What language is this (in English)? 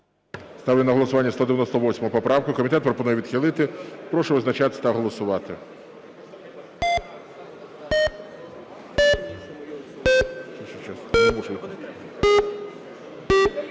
Ukrainian